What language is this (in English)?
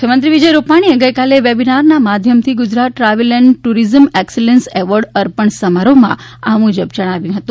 Gujarati